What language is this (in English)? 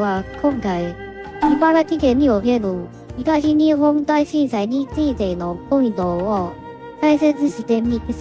Japanese